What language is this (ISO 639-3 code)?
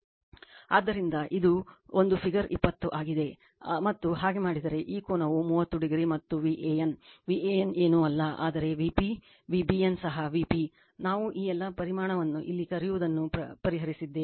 kan